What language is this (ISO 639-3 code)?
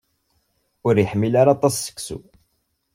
kab